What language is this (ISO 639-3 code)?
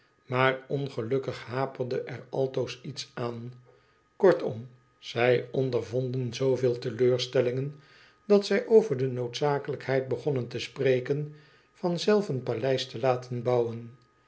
nld